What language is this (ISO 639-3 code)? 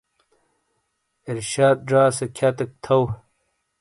scl